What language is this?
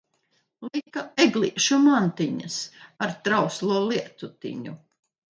Latvian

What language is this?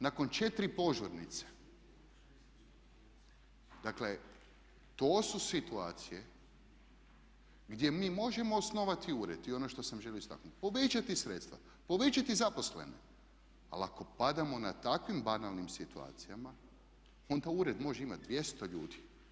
Croatian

